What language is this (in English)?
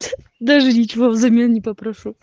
Russian